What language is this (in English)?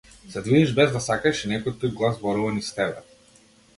Macedonian